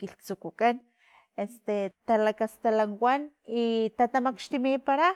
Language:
Filomena Mata-Coahuitlán Totonac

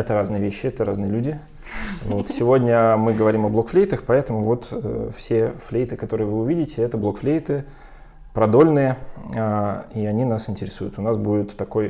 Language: Russian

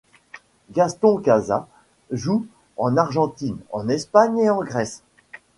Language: French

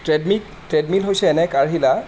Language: Assamese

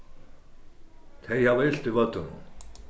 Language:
Faroese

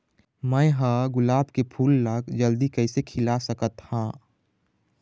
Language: Chhattisgarhi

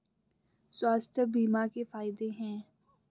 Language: Hindi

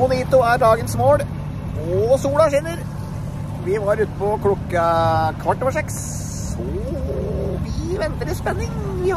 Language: Norwegian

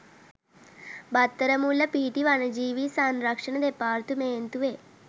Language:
Sinhala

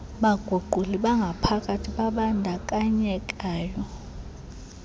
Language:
Xhosa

